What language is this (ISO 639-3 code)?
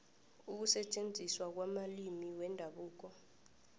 nbl